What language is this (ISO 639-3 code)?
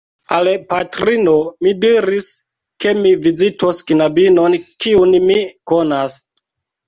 epo